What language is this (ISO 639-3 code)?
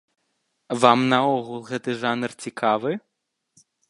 bel